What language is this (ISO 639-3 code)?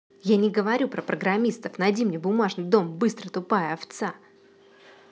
rus